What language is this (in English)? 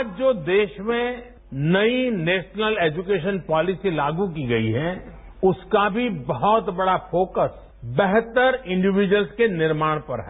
Hindi